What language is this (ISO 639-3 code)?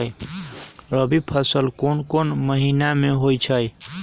mag